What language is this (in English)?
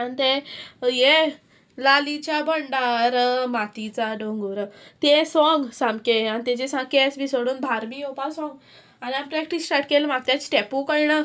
Konkani